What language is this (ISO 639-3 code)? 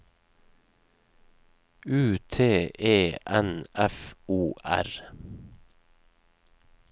nor